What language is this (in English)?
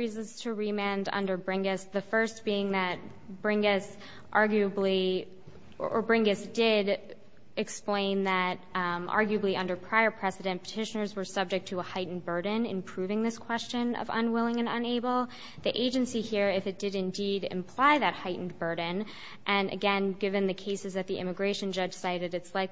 English